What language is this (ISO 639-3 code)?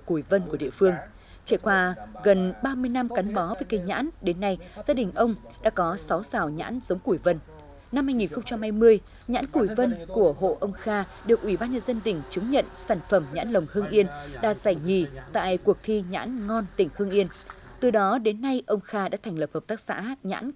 vie